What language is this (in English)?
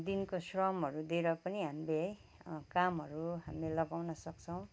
Nepali